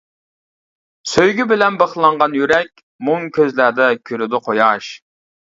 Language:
Uyghur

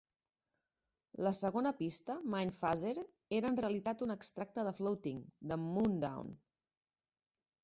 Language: Catalan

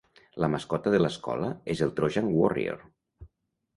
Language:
Catalan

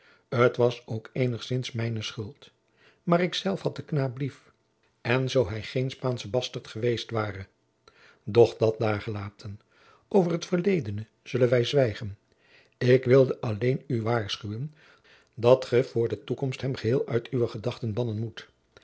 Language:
Dutch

